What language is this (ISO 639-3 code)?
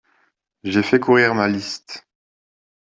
fra